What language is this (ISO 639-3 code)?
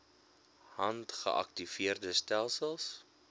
afr